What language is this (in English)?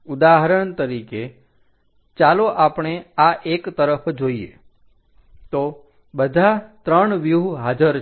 Gujarati